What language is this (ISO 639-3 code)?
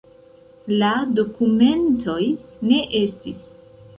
epo